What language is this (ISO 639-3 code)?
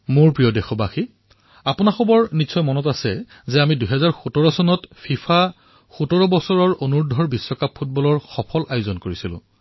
asm